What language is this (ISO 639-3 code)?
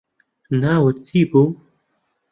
ckb